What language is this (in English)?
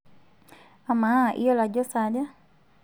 Masai